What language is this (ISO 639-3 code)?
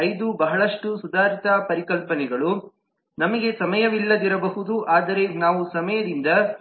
kan